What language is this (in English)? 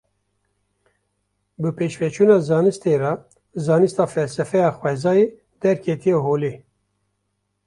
Kurdish